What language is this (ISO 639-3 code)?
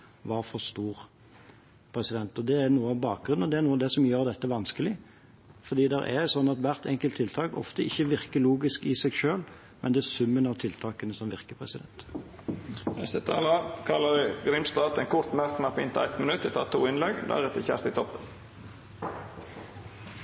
nor